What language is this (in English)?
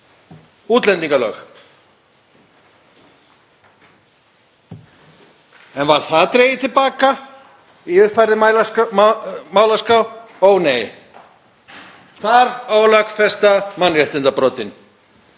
Icelandic